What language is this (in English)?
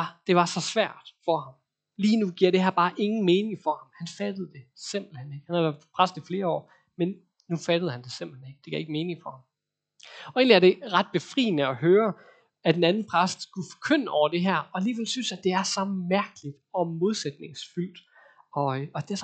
Danish